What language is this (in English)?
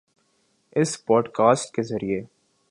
Urdu